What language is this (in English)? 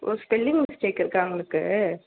Tamil